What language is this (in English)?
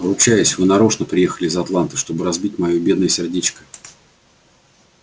Russian